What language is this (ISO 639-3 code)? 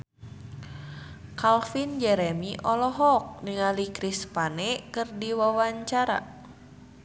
sun